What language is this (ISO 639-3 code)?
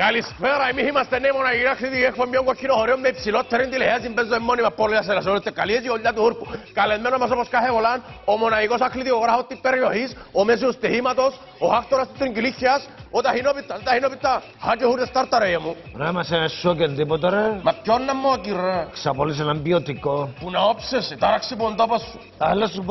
ell